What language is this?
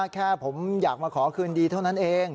Thai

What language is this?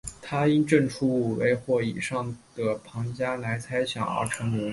Chinese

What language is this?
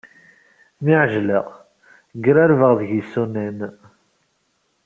Kabyle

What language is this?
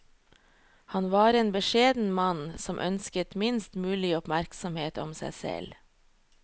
Norwegian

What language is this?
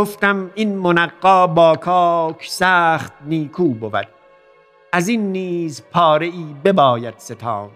Persian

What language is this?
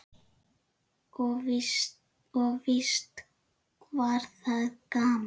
Icelandic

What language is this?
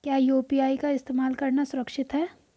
Hindi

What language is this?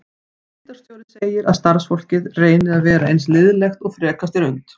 Icelandic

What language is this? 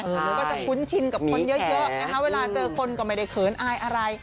Thai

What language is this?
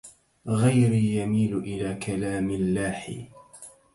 Arabic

